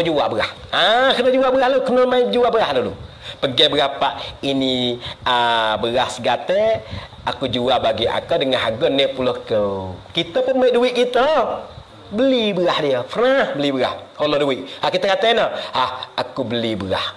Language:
Malay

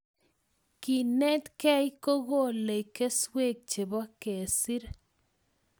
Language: Kalenjin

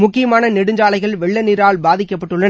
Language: Tamil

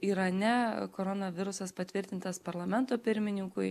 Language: Lithuanian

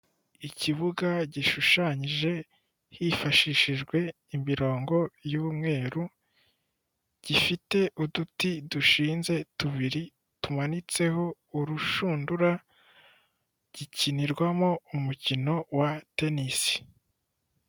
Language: Kinyarwanda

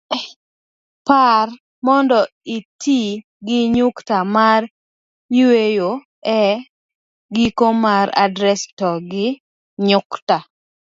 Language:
Luo (Kenya and Tanzania)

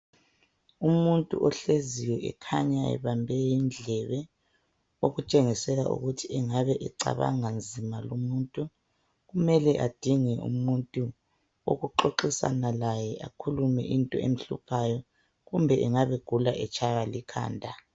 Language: North Ndebele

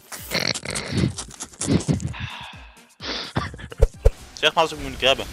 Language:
Dutch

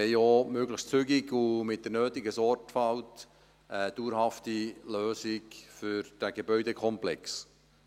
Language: Swiss German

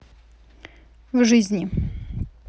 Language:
Russian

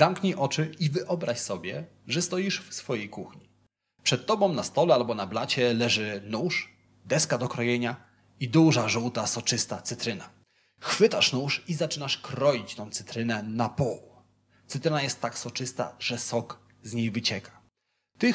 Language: Polish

